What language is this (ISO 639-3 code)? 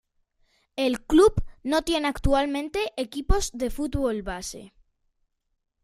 spa